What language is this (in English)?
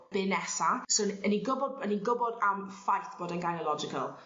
Welsh